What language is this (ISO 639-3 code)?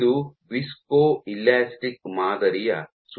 kan